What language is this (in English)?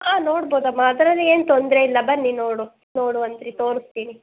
Kannada